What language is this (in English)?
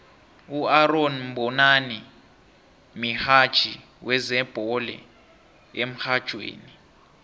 South Ndebele